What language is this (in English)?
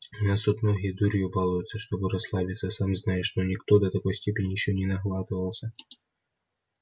Russian